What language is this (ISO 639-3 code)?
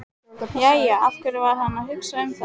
isl